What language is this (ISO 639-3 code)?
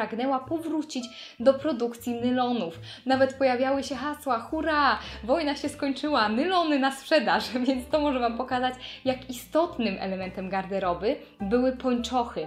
pol